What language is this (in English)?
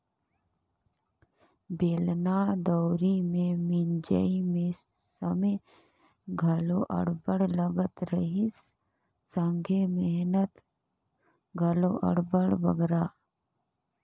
Chhattisgarhi